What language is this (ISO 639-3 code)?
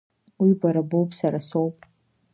abk